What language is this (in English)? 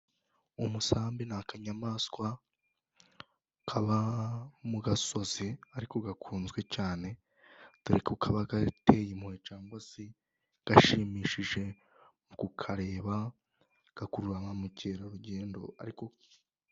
Kinyarwanda